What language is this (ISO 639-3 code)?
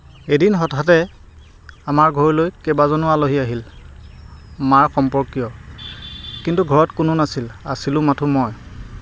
asm